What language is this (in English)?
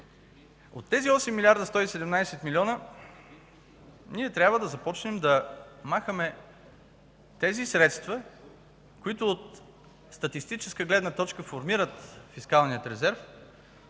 Bulgarian